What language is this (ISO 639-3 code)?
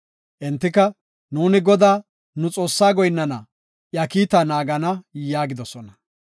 gof